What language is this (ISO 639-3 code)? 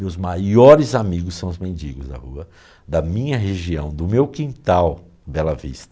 por